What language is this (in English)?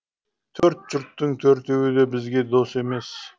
Kazakh